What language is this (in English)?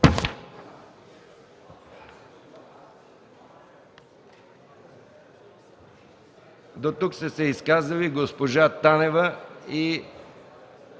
Bulgarian